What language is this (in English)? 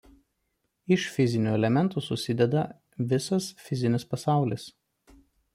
Lithuanian